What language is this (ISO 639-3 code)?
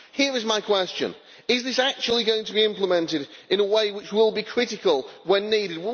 eng